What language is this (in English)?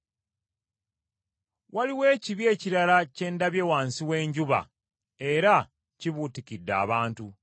Ganda